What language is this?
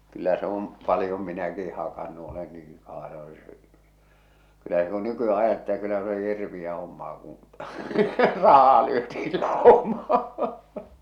Finnish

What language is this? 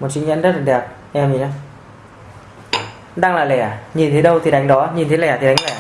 Vietnamese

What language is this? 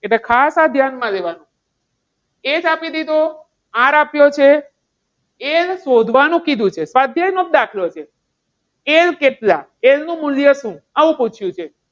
Gujarati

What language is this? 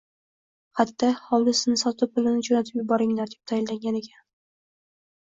Uzbek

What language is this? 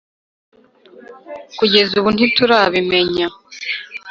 Kinyarwanda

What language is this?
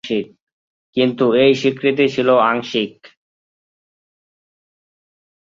Bangla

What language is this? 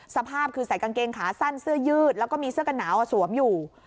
Thai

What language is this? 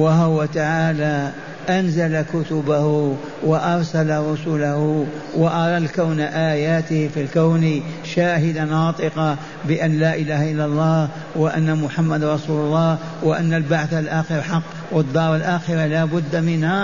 Arabic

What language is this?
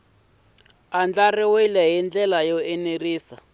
Tsonga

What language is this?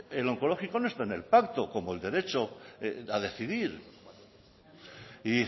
Spanish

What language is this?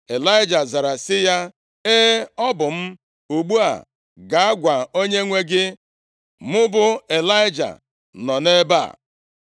Igbo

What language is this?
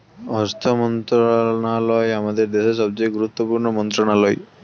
Bangla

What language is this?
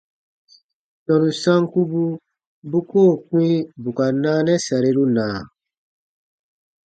Baatonum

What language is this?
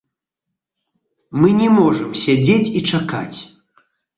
Belarusian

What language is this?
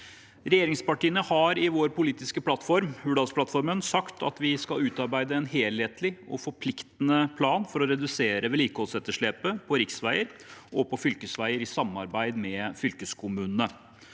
Norwegian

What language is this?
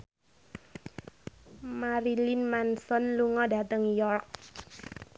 Javanese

